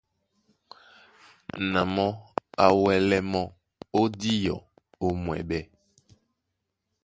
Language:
Duala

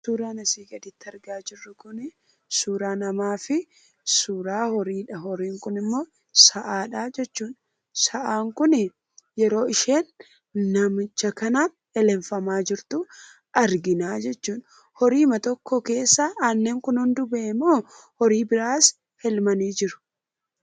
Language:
Oromo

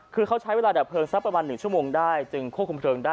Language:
Thai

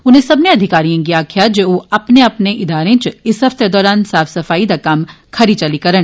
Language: Dogri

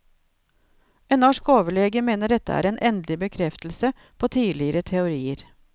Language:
Norwegian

